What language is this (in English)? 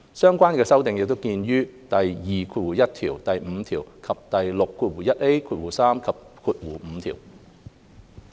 Cantonese